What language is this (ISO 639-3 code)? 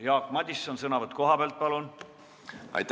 est